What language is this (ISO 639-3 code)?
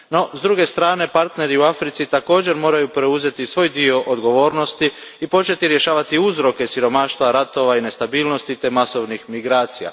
hrv